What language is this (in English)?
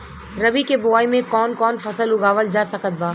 Bhojpuri